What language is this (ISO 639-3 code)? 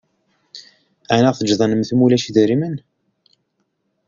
kab